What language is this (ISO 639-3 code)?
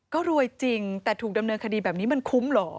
tha